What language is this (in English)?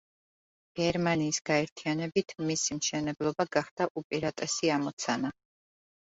Georgian